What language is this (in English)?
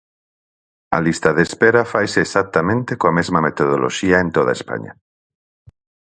Galician